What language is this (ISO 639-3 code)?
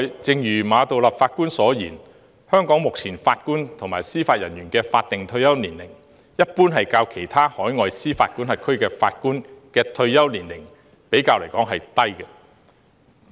yue